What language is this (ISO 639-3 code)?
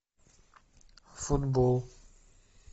rus